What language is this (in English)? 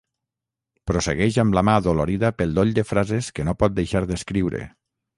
Catalan